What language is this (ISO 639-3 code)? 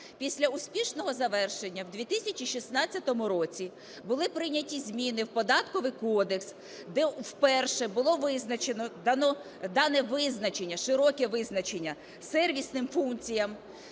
ukr